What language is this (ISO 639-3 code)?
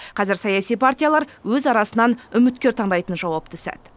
kaz